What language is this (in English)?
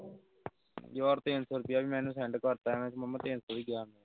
Punjabi